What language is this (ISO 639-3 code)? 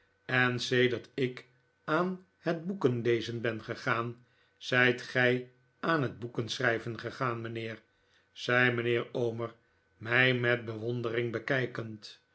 nld